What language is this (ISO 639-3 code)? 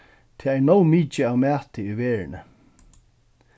fao